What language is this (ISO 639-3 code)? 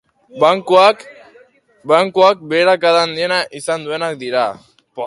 eus